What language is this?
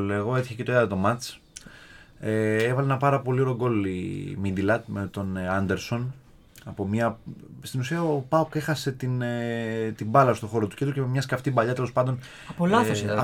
Greek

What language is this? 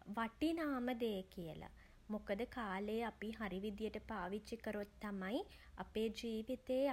Sinhala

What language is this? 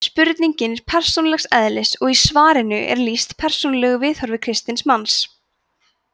Icelandic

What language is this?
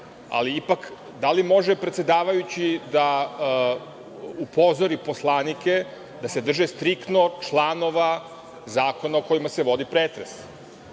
Serbian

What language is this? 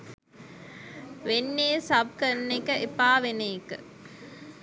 Sinhala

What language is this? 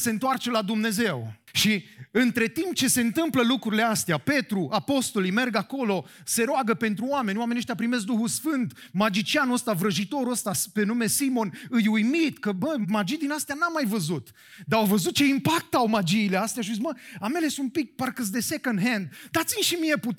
Romanian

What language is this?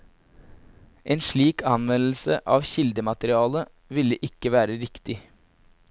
Norwegian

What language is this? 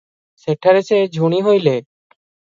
Odia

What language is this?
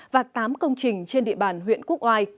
Vietnamese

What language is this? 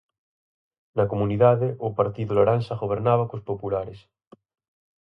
Galician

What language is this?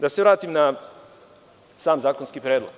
Serbian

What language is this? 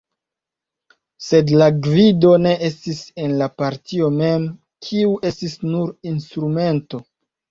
Esperanto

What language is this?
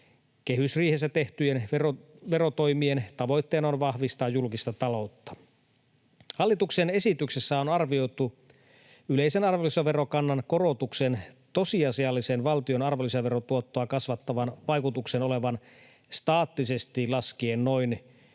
Finnish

